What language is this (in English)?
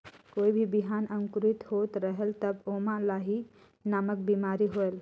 Chhattisgarhi